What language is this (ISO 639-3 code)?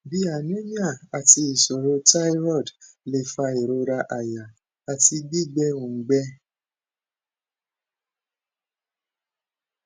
yor